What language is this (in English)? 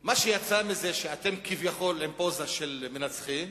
Hebrew